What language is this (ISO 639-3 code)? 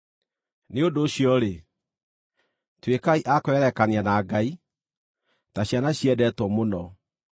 kik